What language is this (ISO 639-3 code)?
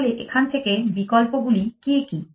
ben